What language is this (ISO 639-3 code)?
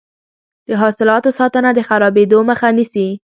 pus